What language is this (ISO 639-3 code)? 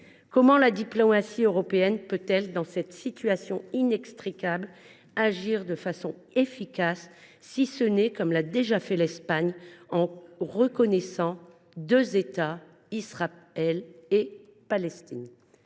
fra